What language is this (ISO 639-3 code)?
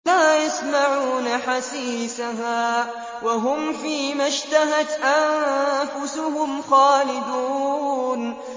ara